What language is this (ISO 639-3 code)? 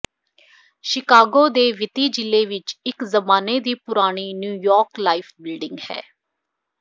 pan